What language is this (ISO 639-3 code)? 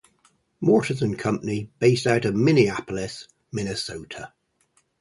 eng